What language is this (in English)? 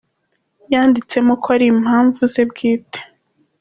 Kinyarwanda